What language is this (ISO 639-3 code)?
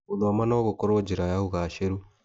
kik